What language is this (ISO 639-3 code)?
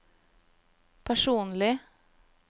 nor